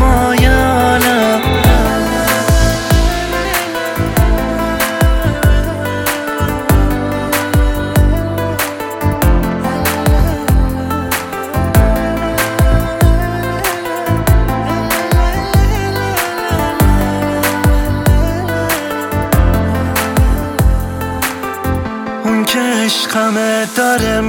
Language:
Persian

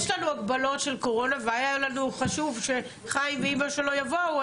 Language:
Hebrew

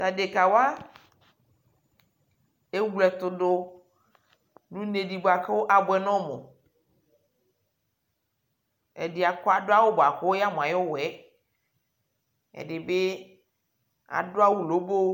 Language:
Ikposo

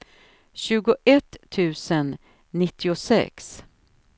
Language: Swedish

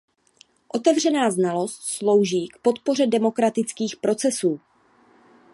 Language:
Czech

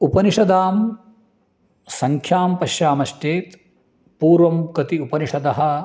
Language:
Sanskrit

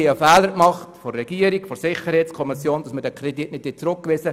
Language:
Swiss German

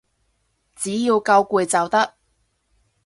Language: Cantonese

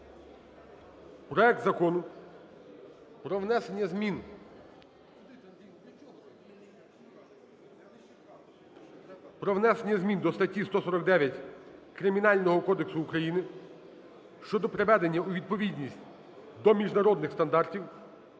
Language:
Ukrainian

